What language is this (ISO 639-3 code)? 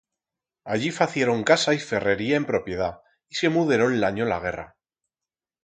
arg